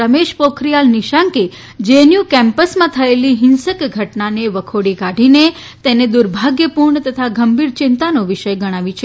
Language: Gujarati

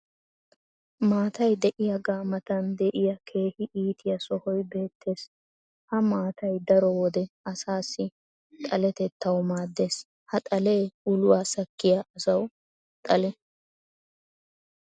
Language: Wolaytta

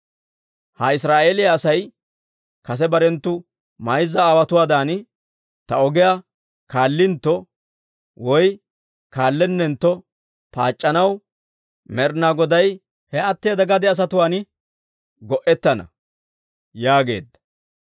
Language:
Dawro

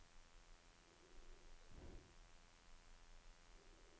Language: Norwegian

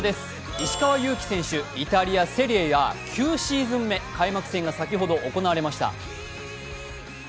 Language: Japanese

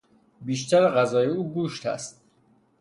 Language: Persian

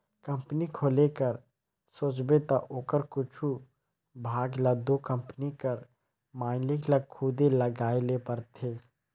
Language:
Chhattisgarhi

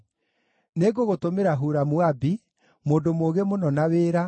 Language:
Kikuyu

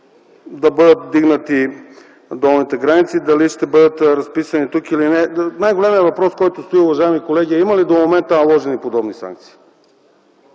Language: Bulgarian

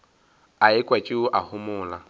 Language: Northern Sotho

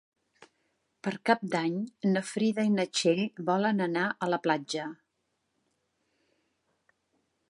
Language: Catalan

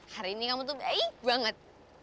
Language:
Indonesian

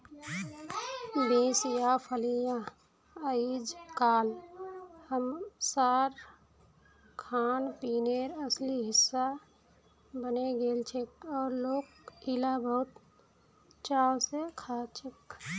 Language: Magahi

